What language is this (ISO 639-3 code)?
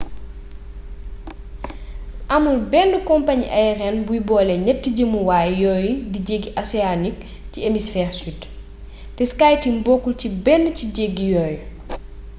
wol